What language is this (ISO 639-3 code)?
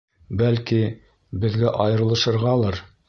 bak